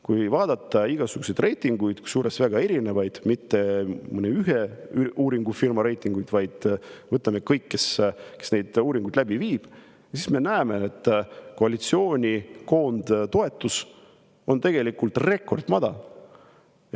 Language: Estonian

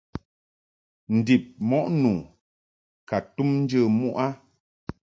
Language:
Mungaka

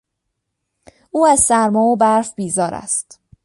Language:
Persian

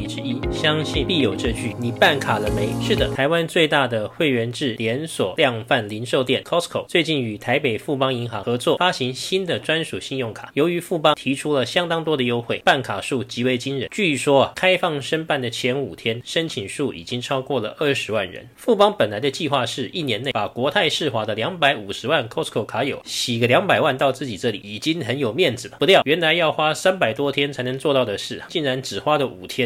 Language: Chinese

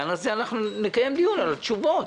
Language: Hebrew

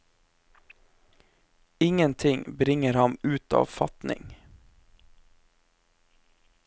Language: Norwegian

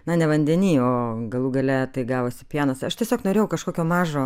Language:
Lithuanian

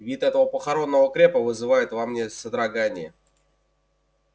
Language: Russian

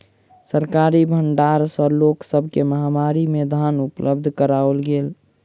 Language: Maithili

